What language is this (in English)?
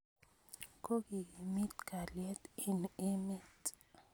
Kalenjin